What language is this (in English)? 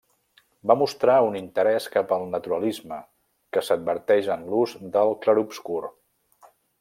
Catalan